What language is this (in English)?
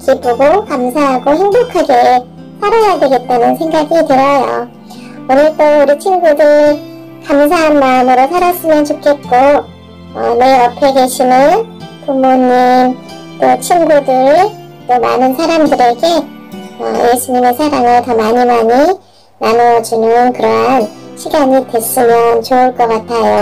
Korean